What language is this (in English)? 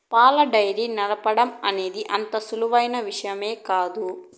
Telugu